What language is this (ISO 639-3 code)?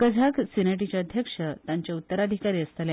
kok